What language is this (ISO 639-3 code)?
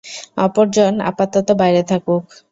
ben